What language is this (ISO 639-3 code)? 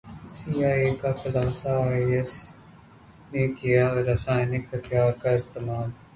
hin